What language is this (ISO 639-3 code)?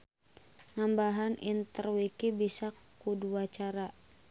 sun